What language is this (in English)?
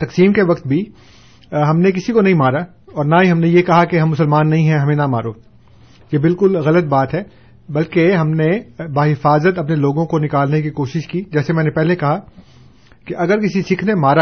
Urdu